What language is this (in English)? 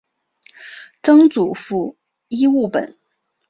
Chinese